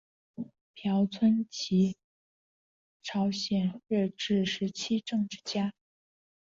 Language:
Chinese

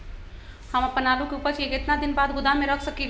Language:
Magahi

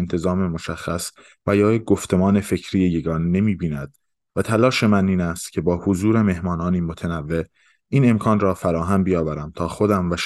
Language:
Persian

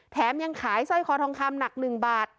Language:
Thai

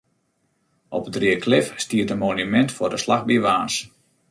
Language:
Western Frisian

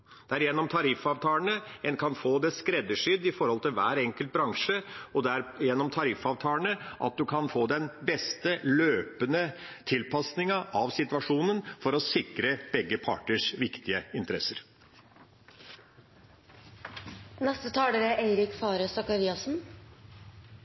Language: Norwegian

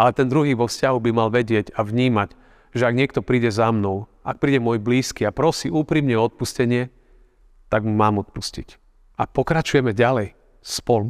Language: Slovak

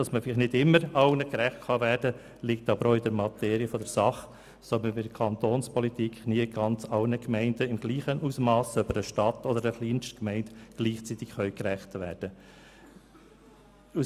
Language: Swiss German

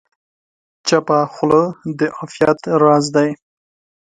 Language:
Pashto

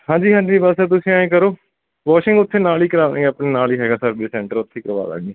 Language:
Punjabi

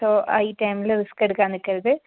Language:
Malayalam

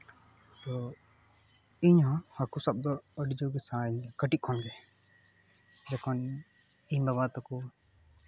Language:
Santali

